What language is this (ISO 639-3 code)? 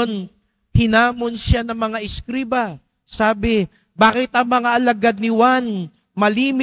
fil